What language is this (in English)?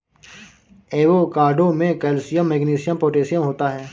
Hindi